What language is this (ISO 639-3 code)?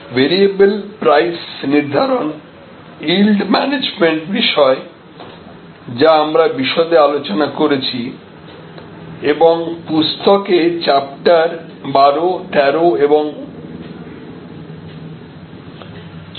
ben